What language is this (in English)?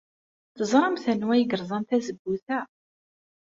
Kabyle